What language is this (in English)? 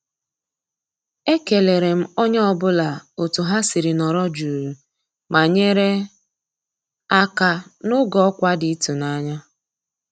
Igbo